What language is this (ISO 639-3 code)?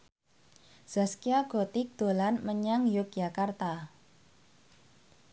jav